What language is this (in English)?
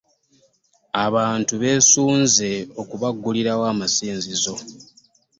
Ganda